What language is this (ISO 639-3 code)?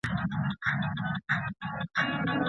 pus